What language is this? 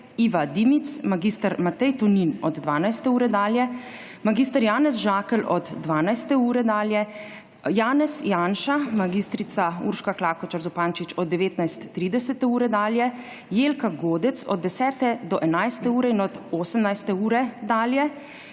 Slovenian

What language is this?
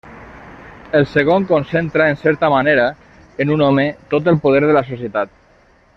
Catalan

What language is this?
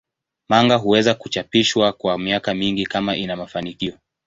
Swahili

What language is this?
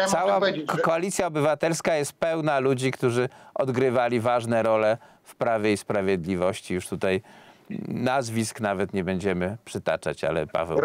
Polish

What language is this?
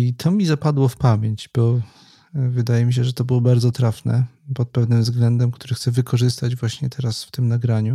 Polish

